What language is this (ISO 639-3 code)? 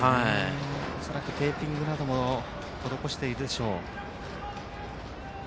jpn